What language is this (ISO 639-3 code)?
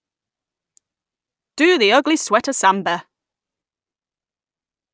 eng